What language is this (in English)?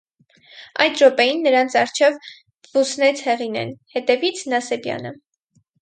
Armenian